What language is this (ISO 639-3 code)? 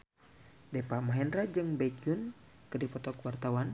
sun